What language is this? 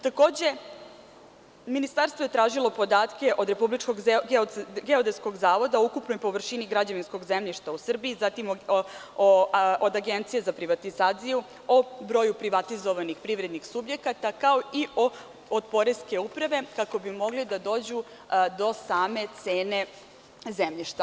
Serbian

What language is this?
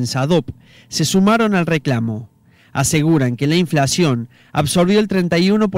Spanish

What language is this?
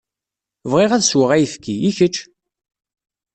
Kabyle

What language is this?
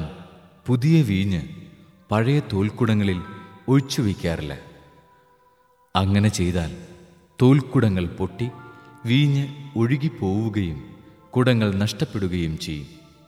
Malayalam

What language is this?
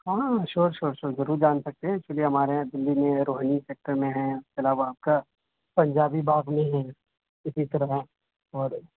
Urdu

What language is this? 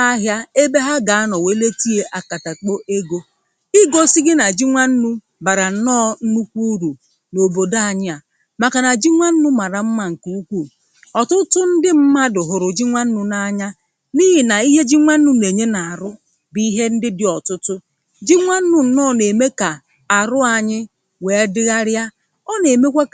Igbo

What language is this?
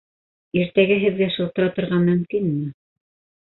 Bashkir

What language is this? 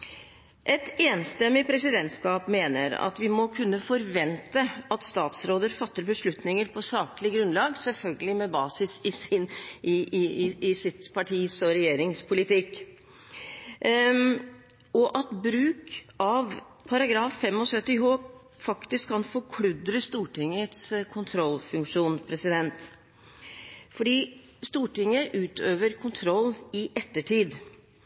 Norwegian Bokmål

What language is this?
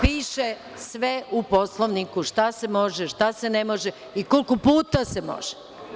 Serbian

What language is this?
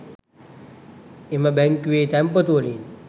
Sinhala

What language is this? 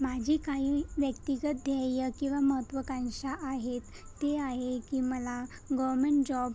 Marathi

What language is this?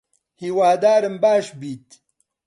Central Kurdish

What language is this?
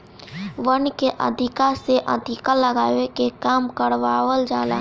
Bhojpuri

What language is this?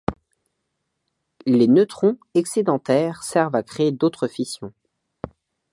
French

